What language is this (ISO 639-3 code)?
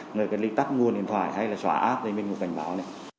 vie